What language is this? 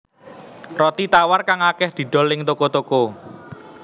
Javanese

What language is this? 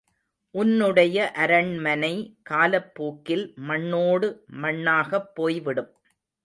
Tamil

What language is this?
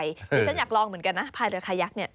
Thai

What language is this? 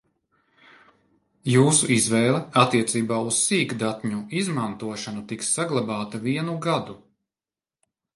Latvian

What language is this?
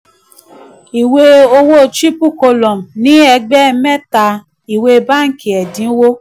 Yoruba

